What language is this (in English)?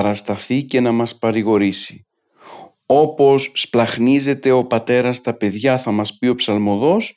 Greek